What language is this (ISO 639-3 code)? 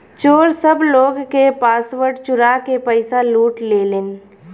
bho